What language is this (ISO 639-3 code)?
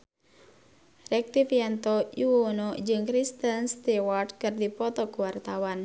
sun